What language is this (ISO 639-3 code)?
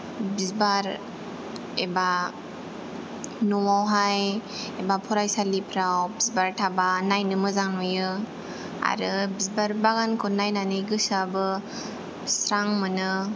brx